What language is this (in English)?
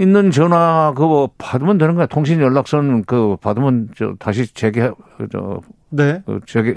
Korean